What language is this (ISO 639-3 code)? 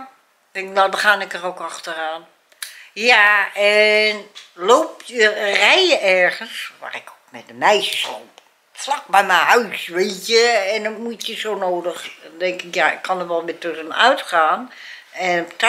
nld